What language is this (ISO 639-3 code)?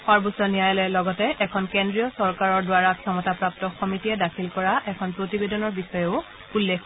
asm